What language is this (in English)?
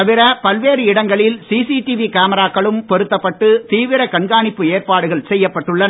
Tamil